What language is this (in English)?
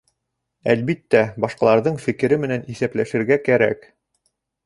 Bashkir